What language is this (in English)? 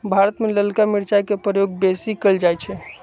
Magahi